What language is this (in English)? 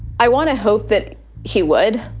English